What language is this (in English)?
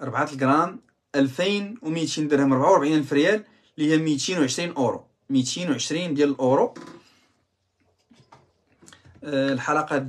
Arabic